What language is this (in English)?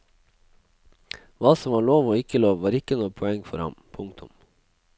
Norwegian